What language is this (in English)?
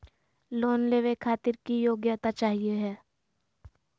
Magahi